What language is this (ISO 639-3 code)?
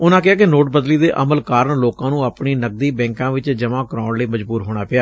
pan